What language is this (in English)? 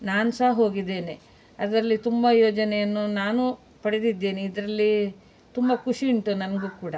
Kannada